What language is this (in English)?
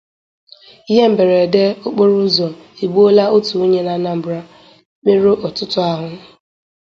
Igbo